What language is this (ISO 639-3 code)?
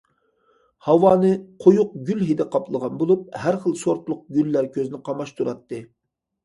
uig